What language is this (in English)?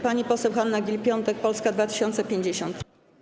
Polish